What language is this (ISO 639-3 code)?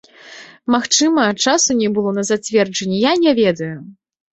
bel